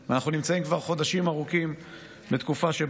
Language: Hebrew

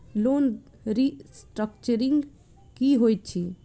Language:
Maithili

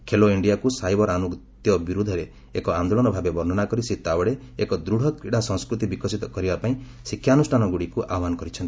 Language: Odia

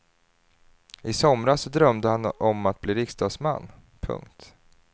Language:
Swedish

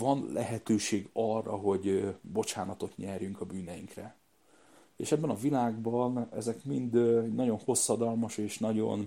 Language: Hungarian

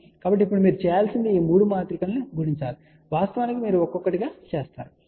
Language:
Telugu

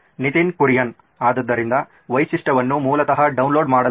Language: Kannada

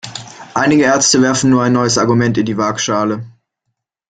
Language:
German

